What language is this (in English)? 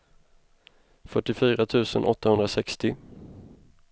Swedish